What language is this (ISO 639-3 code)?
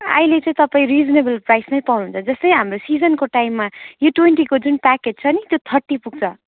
nep